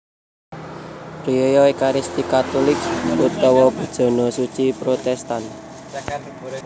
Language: Javanese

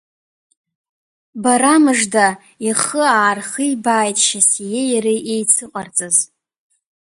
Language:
Abkhazian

